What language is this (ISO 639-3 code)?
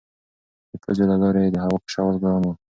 pus